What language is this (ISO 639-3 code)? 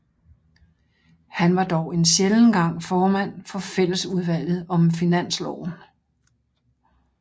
dan